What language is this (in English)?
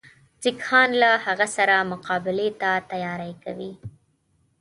Pashto